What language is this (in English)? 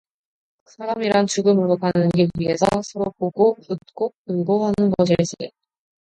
Korean